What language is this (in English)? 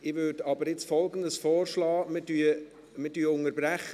Swiss German